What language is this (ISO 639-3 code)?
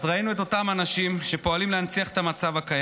heb